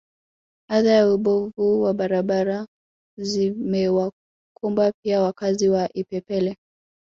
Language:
Swahili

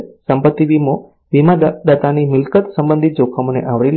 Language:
Gujarati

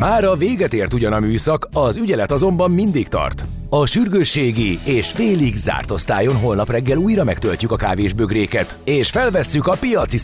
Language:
Hungarian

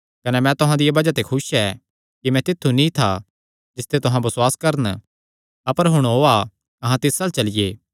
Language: Kangri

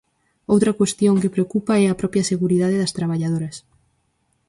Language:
Galician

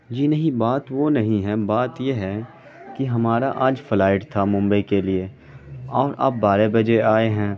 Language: Urdu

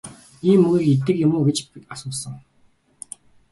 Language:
Mongolian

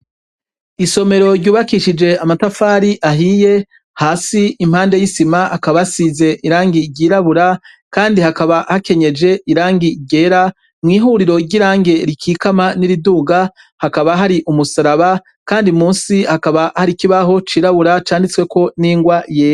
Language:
Rundi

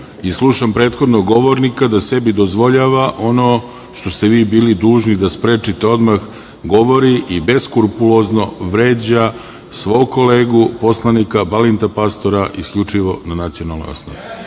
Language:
Serbian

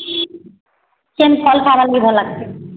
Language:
Odia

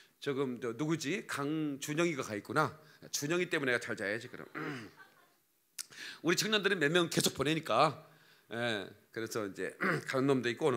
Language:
Korean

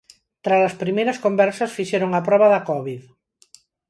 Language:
Galician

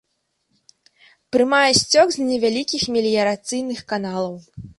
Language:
Belarusian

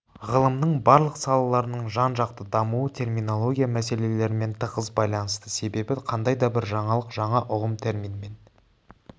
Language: Kazakh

